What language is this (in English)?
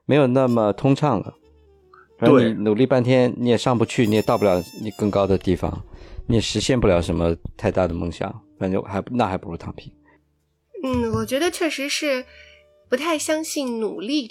Chinese